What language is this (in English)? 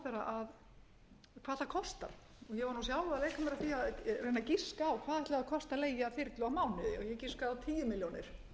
Icelandic